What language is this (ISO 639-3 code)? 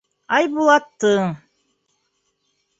bak